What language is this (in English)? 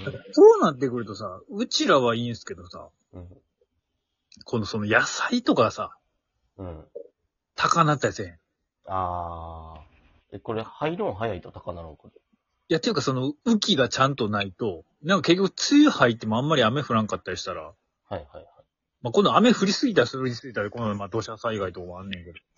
Japanese